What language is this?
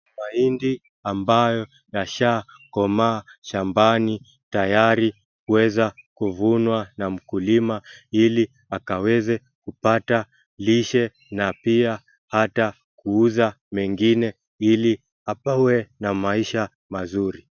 Swahili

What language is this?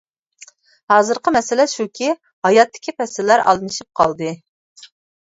Uyghur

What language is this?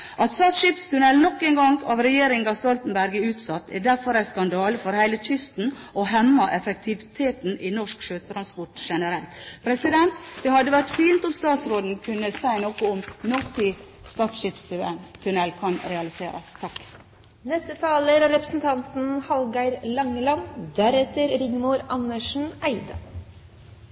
Norwegian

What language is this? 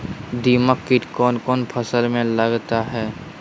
Magahi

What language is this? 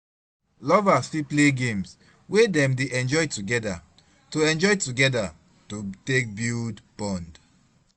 Nigerian Pidgin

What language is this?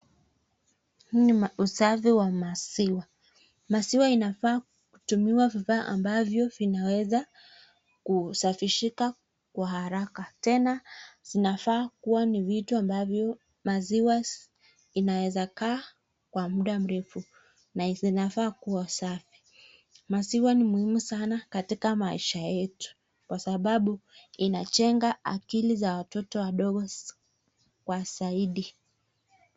Swahili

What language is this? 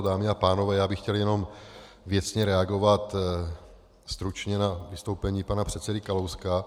Czech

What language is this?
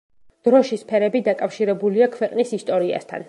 Georgian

